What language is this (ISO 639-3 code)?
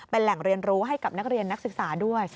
tha